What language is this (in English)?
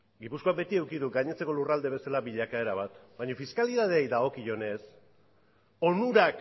Basque